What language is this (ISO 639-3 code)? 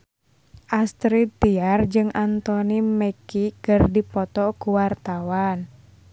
sun